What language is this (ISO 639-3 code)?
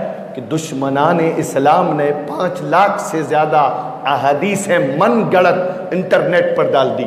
hin